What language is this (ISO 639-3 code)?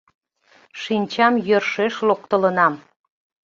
chm